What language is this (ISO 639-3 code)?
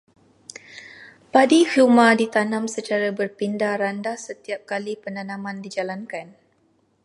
msa